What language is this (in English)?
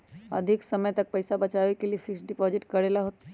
Magahi